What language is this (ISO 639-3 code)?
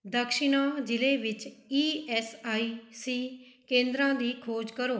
pan